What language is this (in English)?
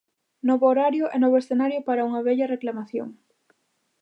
Galician